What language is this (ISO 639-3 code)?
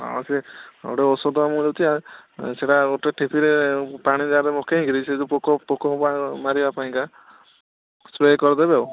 ori